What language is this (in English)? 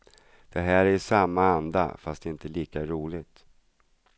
Swedish